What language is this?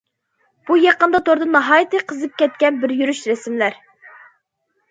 Uyghur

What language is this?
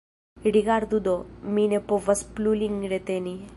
Esperanto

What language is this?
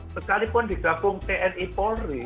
Indonesian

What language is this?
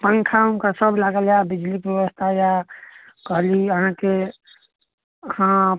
Maithili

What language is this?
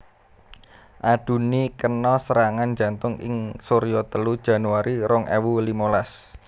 Javanese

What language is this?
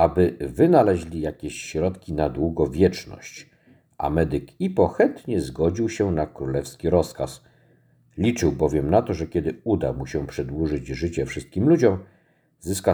Polish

